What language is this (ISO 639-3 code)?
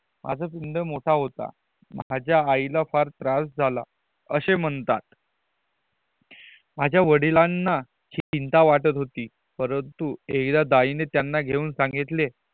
mar